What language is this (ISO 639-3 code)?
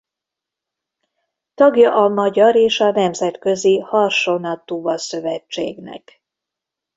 hun